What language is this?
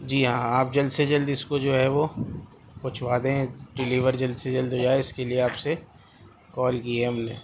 Urdu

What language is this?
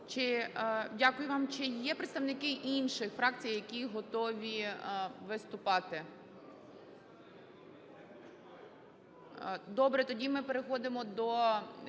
Ukrainian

